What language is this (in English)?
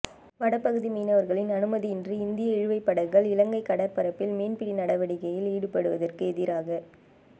Tamil